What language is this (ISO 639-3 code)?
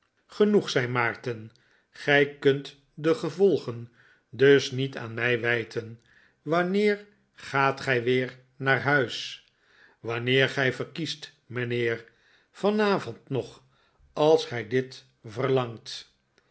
nld